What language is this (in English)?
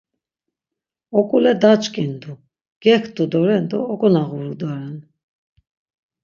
Laz